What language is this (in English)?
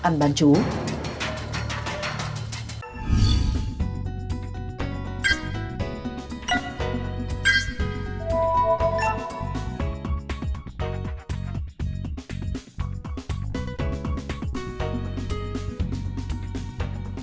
Vietnamese